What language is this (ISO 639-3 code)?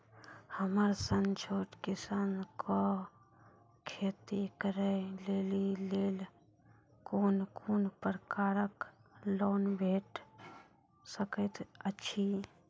mai